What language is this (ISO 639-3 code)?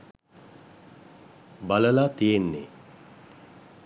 sin